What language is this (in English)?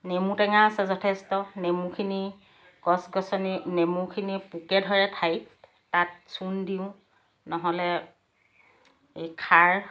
Assamese